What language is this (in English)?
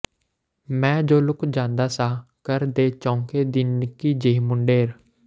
Punjabi